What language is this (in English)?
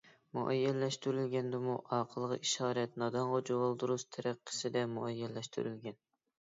Uyghur